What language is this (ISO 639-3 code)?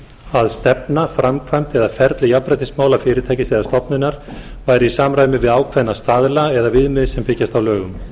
isl